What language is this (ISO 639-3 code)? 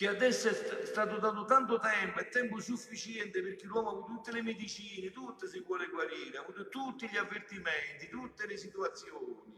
ita